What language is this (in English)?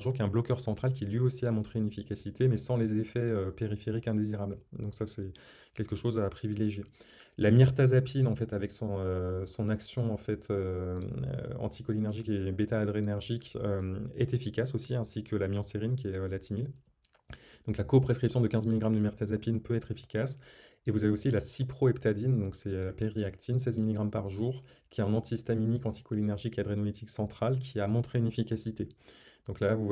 French